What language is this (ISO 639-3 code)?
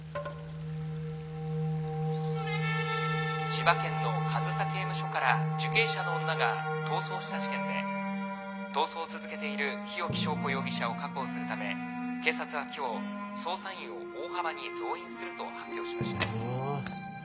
jpn